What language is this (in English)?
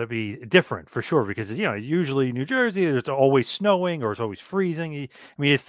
English